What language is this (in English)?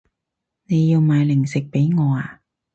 Cantonese